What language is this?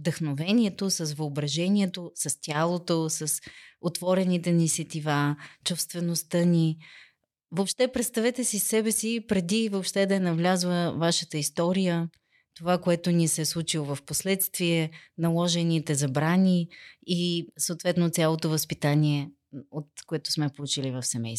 Bulgarian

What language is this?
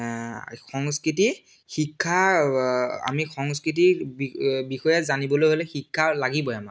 Assamese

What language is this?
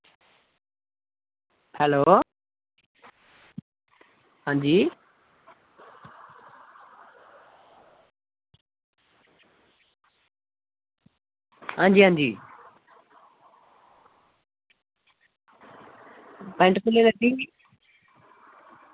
Dogri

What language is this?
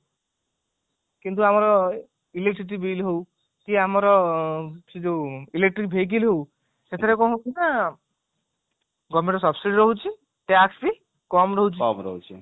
Odia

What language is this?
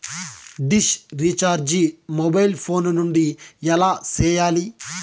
Telugu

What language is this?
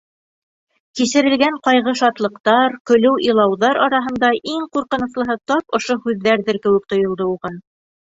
Bashkir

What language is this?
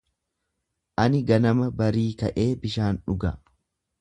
Oromo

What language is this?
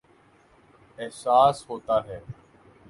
Urdu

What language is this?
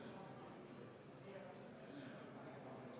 Estonian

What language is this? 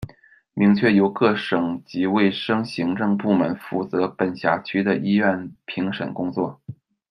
Chinese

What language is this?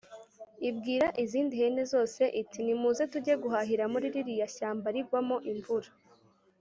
Kinyarwanda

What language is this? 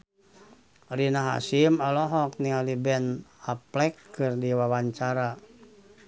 Sundanese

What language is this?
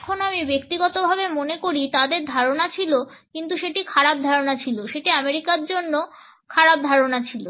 Bangla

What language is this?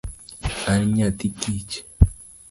Luo (Kenya and Tanzania)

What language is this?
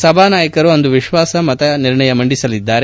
Kannada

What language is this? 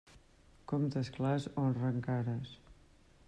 Catalan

